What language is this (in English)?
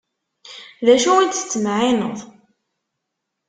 Kabyle